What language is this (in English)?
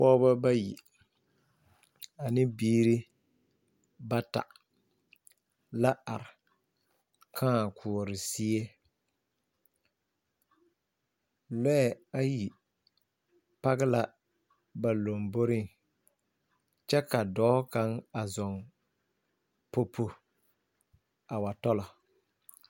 Southern Dagaare